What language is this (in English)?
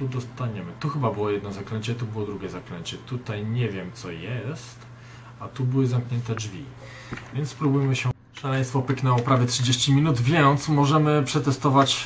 Polish